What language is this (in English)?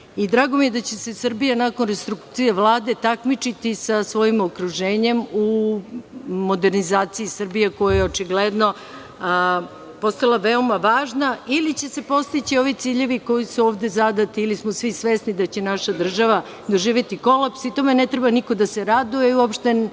Serbian